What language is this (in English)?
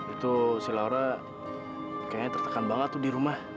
Indonesian